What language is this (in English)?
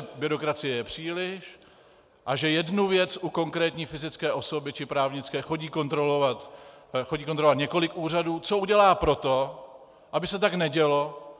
Czech